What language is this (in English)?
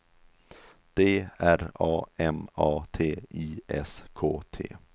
Swedish